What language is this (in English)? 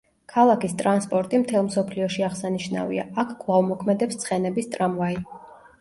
Georgian